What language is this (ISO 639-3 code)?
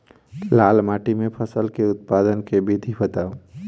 mai